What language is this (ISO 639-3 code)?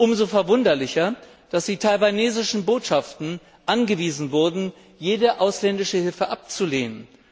deu